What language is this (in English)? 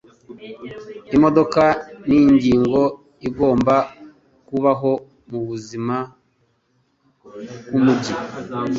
Kinyarwanda